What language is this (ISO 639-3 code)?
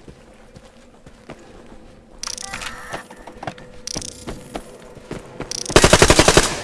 rus